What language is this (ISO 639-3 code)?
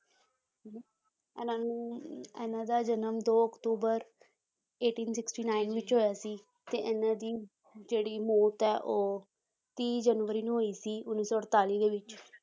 pan